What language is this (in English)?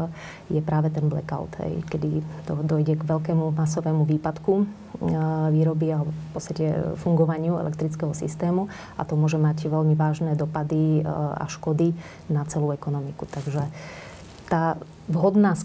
Slovak